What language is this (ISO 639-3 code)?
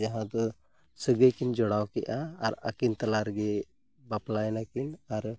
sat